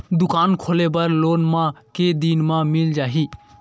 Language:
Chhattisgarhi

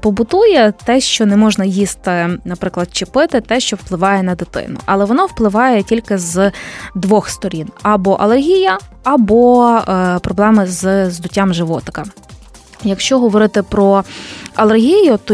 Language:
Ukrainian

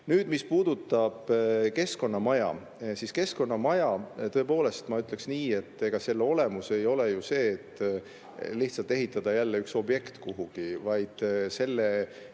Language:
Estonian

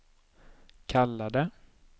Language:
Swedish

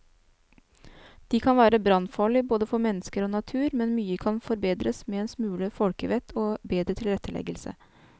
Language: Norwegian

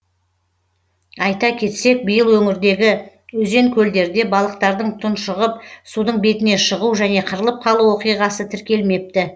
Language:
Kazakh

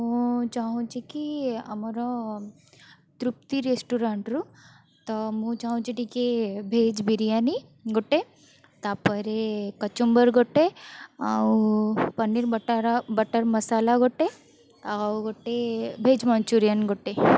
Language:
Odia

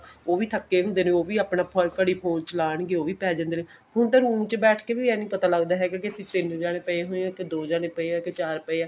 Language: Punjabi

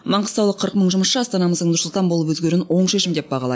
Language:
Kazakh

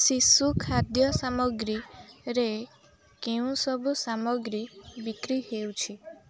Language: Odia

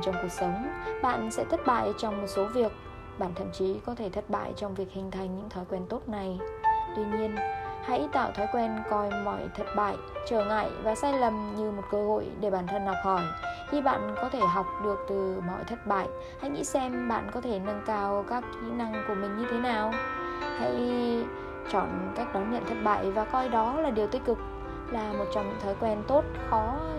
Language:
Vietnamese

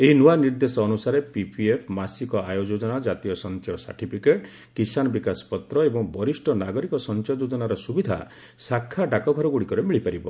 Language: Odia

